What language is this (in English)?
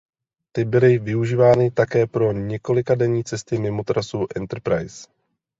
Czech